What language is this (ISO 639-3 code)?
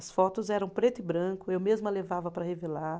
por